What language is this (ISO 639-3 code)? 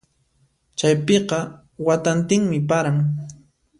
qxp